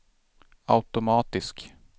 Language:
Swedish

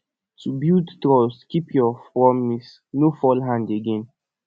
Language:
Nigerian Pidgin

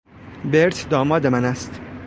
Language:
Persian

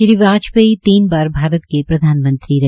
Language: Hindi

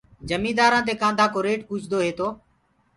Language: Gurgula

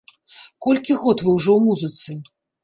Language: Belarusian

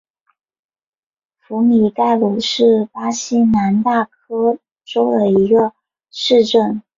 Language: Chinese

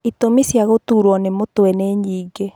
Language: Kikuyu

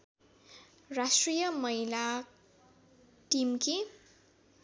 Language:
Nepali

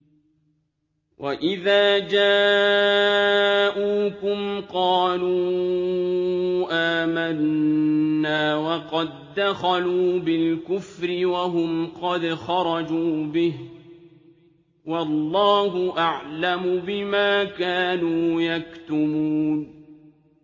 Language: Arabic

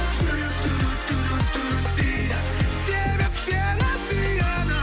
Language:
Kazakh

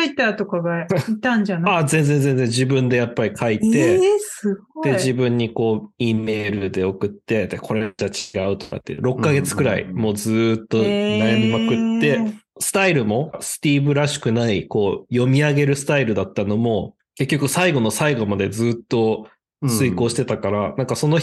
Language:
Japanese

